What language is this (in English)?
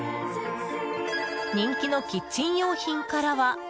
Japanese